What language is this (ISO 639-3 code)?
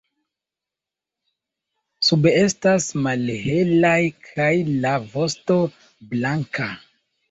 epo